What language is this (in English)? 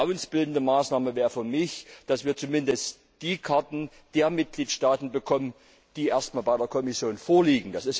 German